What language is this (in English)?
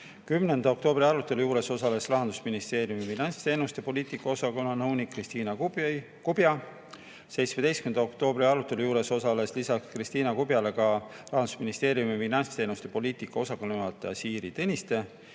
Estonian